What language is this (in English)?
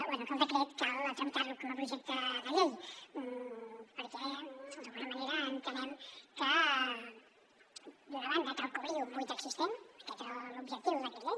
Catalan